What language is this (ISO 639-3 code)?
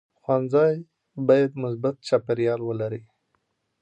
pus